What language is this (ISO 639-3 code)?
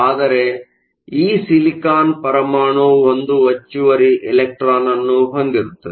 kan